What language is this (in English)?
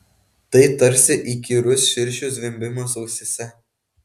Lithuanian